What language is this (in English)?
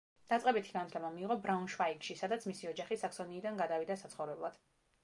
Georgian